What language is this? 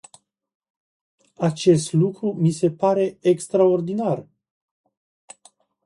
Romanian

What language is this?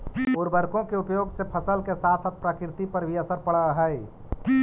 Magahi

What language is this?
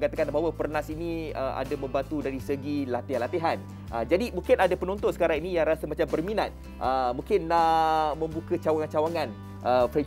Malay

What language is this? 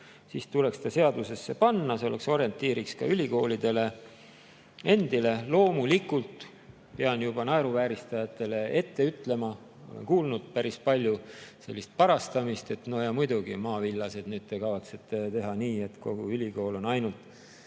Estonian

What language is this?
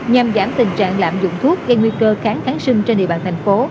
Vietnamese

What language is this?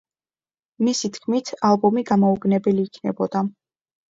Georgian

